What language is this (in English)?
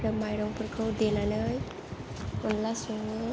Bodo